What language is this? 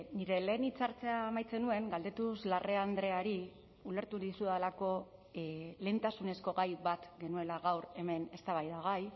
Basque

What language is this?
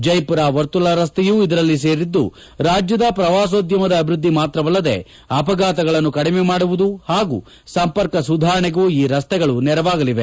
Kannada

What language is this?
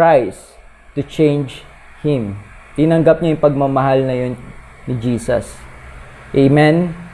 Filipino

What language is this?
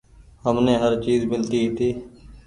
Goaria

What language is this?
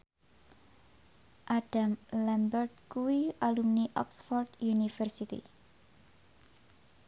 Javanese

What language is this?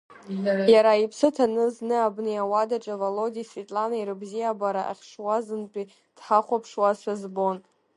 Abkhazian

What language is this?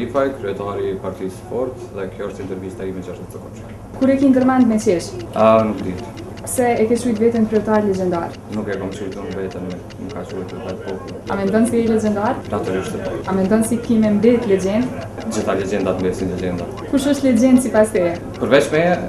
Romanian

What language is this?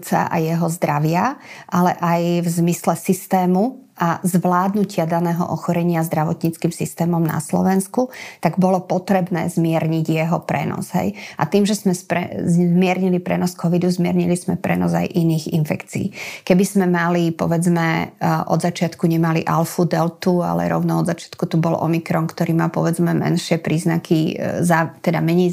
Slovak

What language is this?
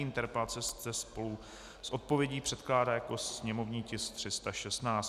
Czech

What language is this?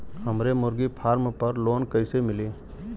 Bhojpuri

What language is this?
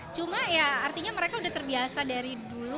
Indonesian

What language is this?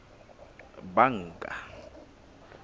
Southern Sotho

